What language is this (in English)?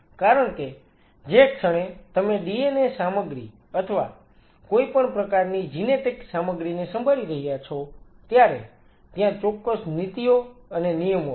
Gujarati